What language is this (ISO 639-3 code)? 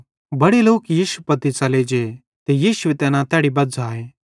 bhd